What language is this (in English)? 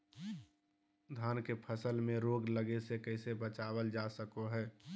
Magahi